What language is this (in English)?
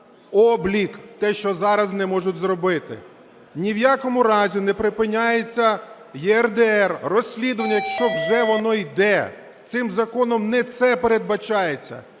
Ukrainian